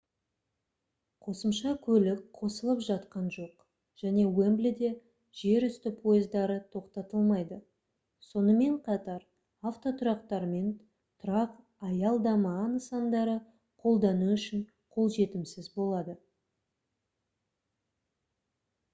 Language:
Kazakh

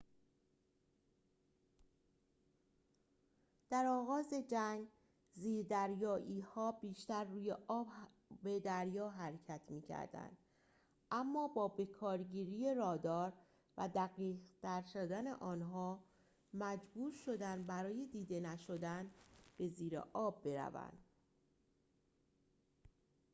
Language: Persian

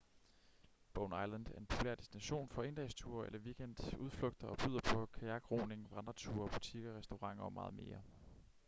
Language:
Danish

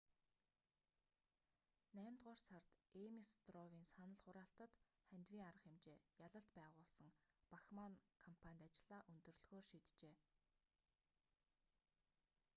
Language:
Mongolian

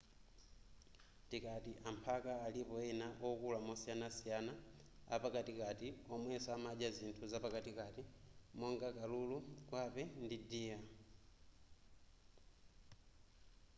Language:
Nyanja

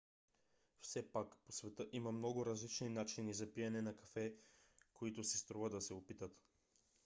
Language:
Bulgarian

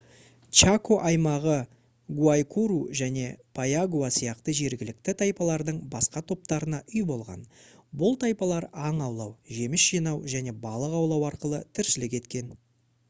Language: Kazakh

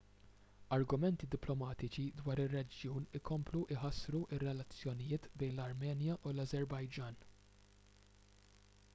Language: Maltese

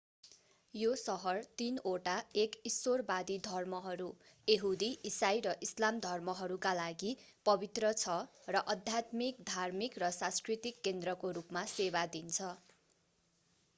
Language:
Nepali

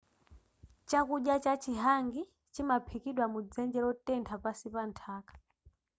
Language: Nyanja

